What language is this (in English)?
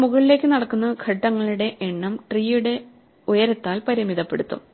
Malayalam